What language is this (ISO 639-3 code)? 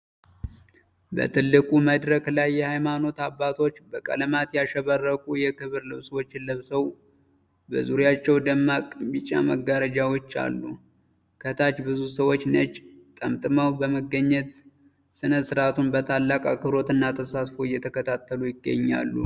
amh